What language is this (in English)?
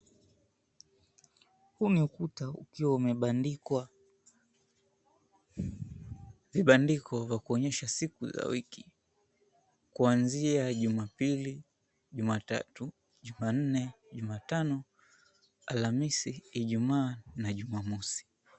Swahili